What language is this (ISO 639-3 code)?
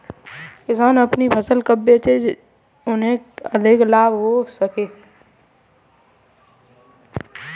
hin